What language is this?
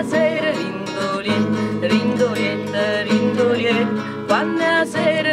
Dutch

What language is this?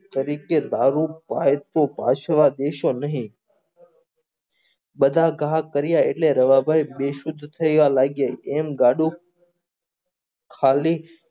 Gujarati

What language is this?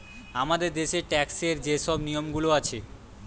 Bangla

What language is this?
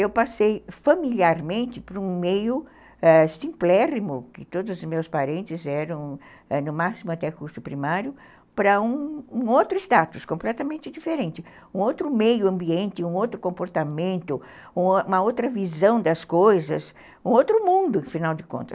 Portuguese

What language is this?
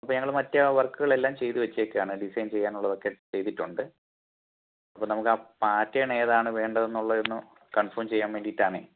Malayalam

